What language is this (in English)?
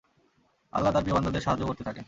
Bangla